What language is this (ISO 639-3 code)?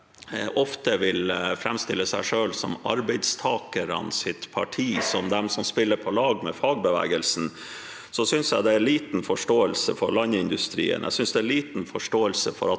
nor